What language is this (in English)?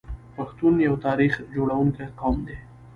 Pashto